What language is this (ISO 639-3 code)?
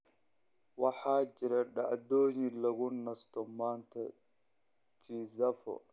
som